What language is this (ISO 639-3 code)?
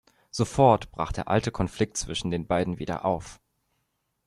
deu